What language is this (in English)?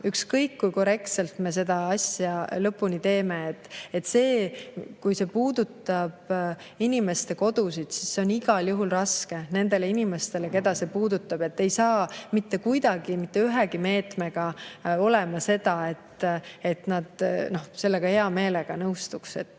Estonian